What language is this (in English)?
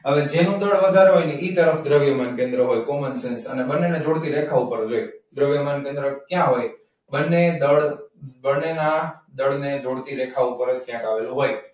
Gujarati